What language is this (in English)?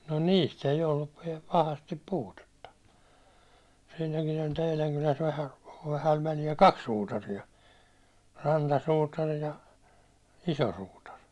Finnish